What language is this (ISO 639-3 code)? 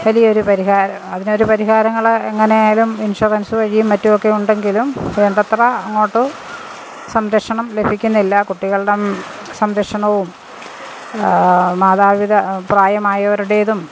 mal